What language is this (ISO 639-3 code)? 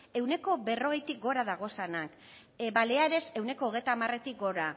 eus